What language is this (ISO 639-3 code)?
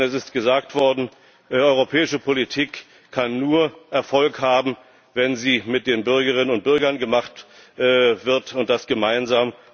deu